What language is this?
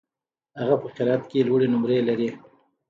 Pashto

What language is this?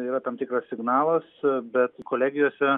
Lithuanian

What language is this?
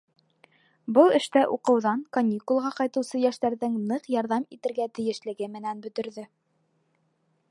Bashkir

